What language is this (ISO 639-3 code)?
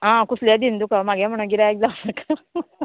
kok